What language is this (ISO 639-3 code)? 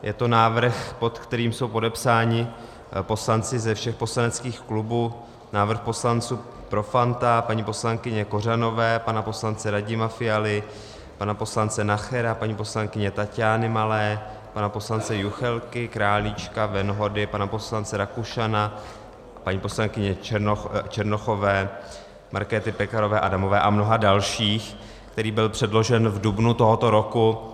ces